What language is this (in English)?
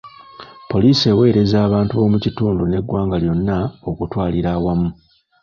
Ganda